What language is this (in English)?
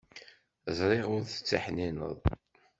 Kabyle